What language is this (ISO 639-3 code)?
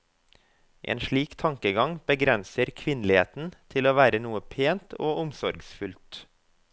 nor